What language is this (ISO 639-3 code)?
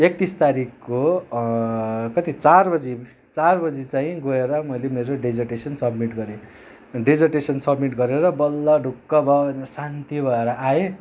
nep